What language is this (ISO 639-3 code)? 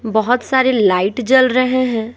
hin